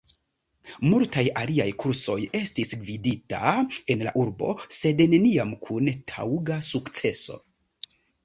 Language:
Esperanto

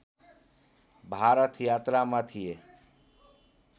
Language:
Nepali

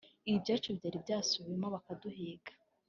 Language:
Kinyarwanda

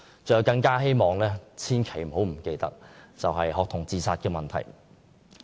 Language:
Cantonese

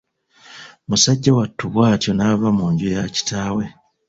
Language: Ganda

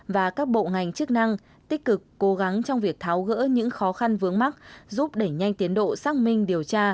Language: Vietnamese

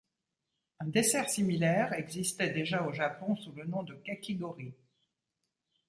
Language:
French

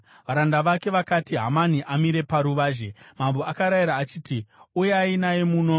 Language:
Shona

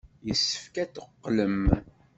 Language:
Kabyle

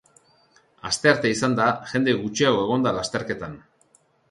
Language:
Basque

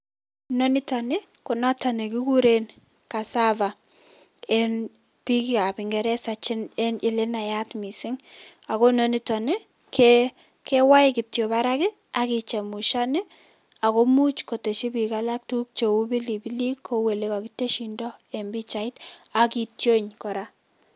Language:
Kalenjin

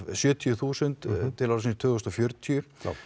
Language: Icelandic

